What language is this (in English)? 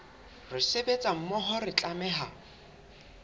Southern Sotho